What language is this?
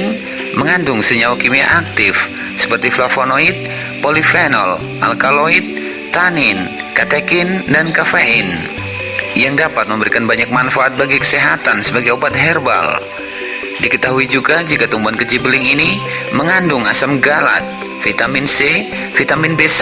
Indonesian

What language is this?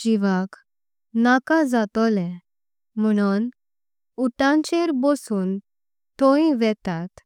Konkani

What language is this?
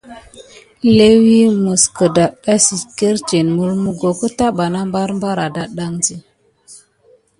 Gidar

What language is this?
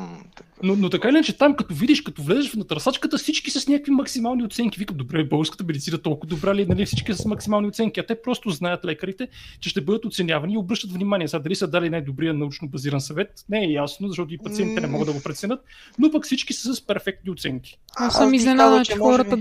Bulgarian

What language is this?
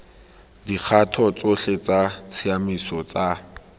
Tswana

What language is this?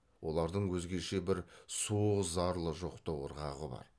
Kazakh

